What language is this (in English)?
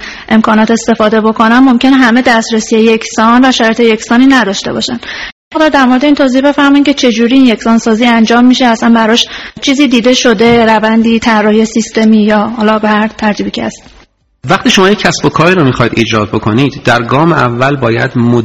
Persian